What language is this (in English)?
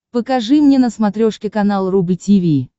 Russian